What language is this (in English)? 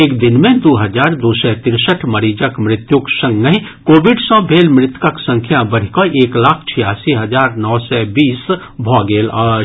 Maithili